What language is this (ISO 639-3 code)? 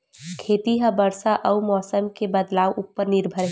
hne